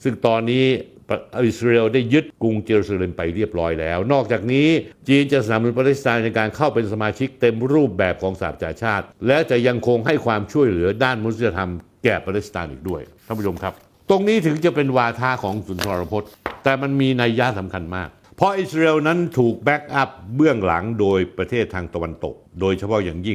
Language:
Thai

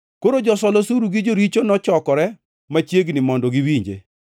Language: Luo (Kenya and Tanzania)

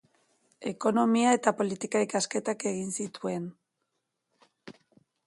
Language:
Basque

